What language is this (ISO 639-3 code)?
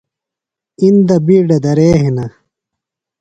phl